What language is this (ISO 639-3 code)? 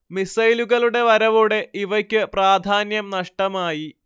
mal